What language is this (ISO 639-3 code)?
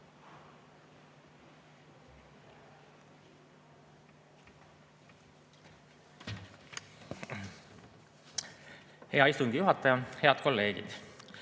est